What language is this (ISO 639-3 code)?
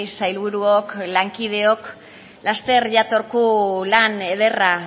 eus